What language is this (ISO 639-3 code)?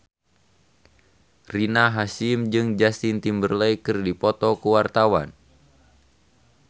sun